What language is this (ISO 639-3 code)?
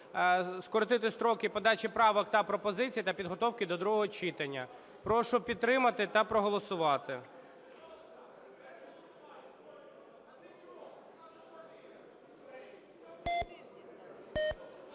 ukr